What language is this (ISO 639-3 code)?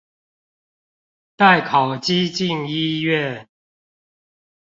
zho